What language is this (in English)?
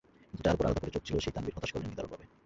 Bangla